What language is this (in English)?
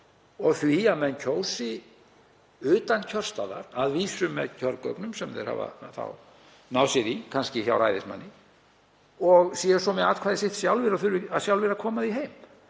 Icelandic